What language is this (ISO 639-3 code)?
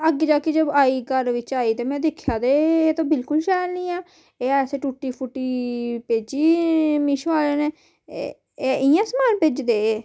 doi